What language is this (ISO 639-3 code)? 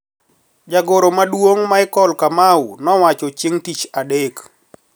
luo